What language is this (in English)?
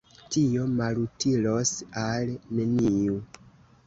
Esperanto